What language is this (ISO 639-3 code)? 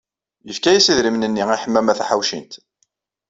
kab